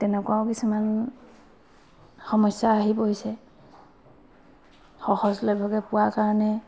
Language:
Assamese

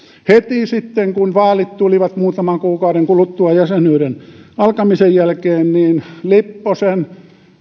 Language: Finnish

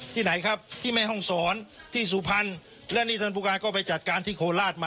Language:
Thai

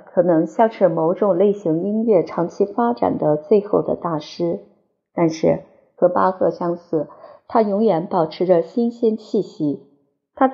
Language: Chinese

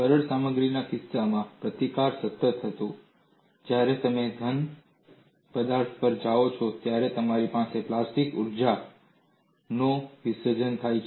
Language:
Gujarati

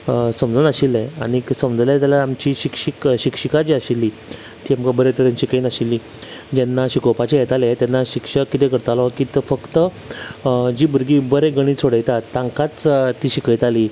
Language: Konkani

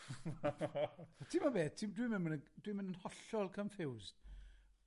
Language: Welsh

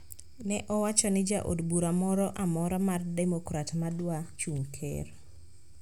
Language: Luo (Kenya and Tanzania)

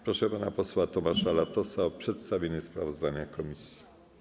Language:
Polish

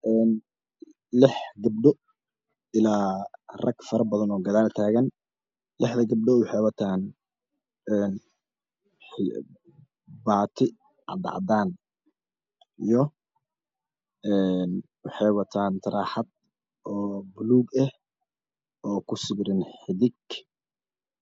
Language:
Somali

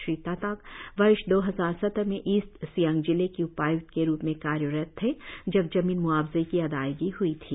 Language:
Hindi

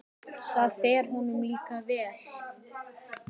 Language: Icelandic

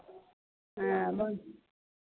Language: Maithili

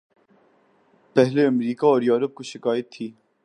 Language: Urdu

